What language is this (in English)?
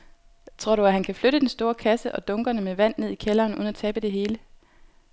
Danish